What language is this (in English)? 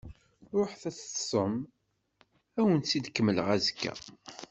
Kabyle